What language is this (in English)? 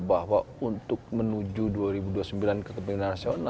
Indonesian